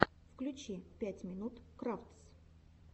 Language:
Russian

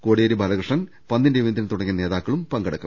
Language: Malayalam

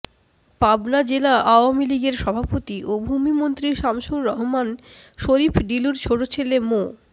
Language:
Bangla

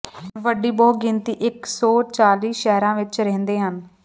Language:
Punjabi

